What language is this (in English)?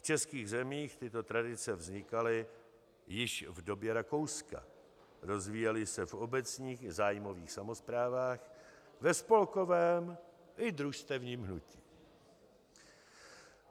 Czech